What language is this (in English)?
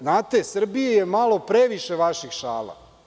Serbian